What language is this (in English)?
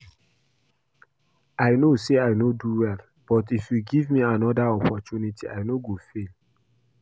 Nigerian Pidgin